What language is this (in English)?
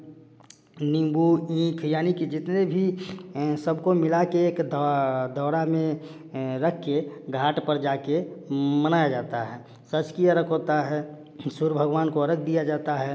Hindi